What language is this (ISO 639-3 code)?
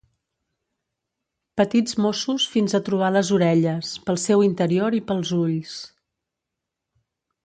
cat